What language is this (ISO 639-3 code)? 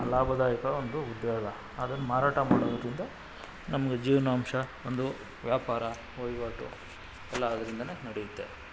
kan